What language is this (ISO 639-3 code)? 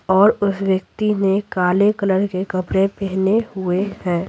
hin